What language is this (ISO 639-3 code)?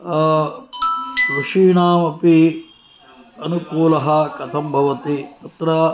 san